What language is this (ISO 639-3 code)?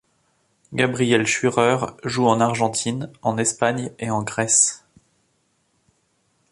fra